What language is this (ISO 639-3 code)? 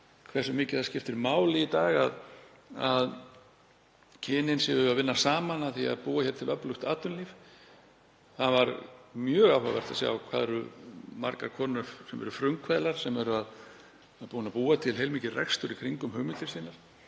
isl